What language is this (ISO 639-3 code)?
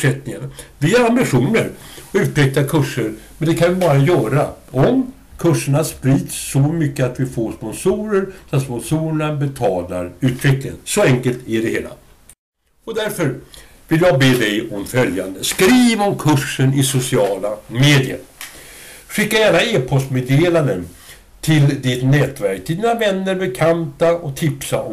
swe